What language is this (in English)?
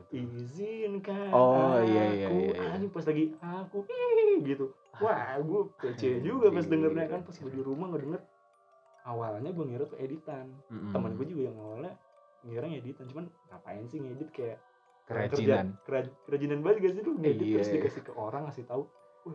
Indonesian